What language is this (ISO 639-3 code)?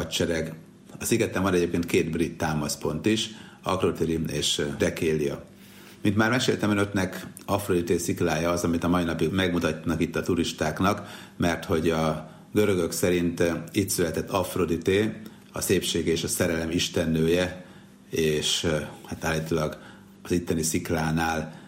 hun